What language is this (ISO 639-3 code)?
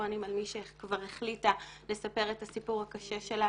heb